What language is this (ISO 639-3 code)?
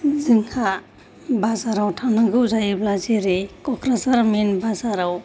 brx